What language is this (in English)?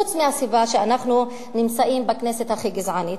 Hebrew